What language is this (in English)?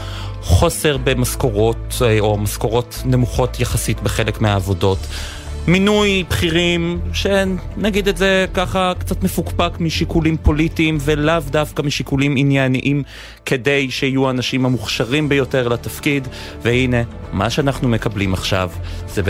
Hebrew